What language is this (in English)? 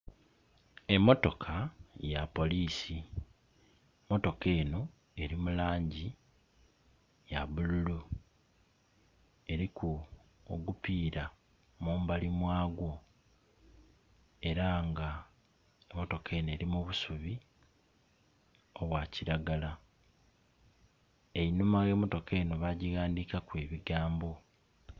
Soga